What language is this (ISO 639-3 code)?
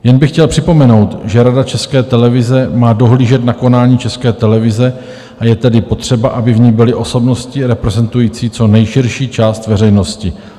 ces